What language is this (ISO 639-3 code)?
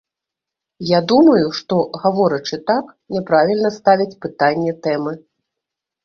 bel